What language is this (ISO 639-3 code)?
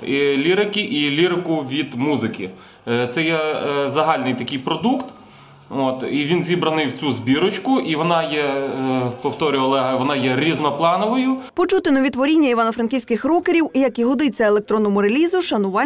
ukr